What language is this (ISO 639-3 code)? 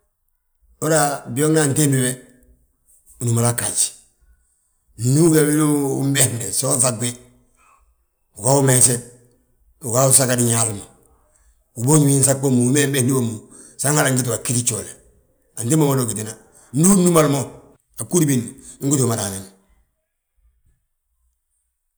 bjt